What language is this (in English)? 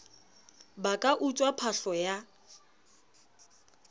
Southern Sotho